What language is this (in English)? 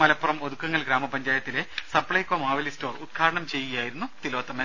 Malayalam